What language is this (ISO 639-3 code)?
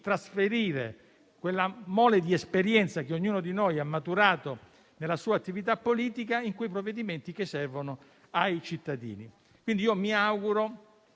ita